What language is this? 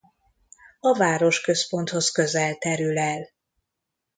Hungarian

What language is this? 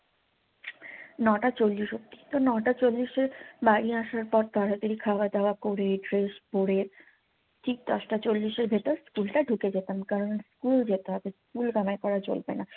Bangla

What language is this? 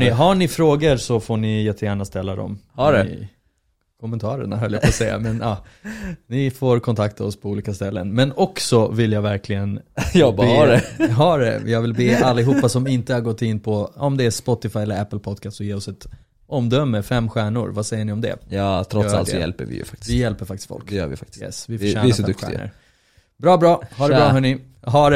Swedish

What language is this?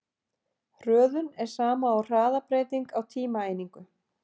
Icelandic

